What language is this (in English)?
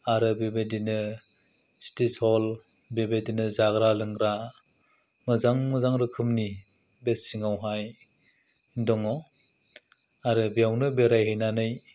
Bodo